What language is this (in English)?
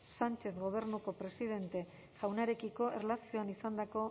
Basque